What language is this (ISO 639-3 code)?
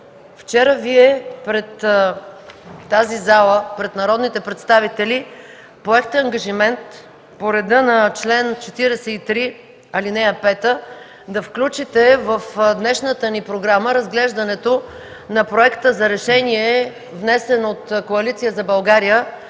bul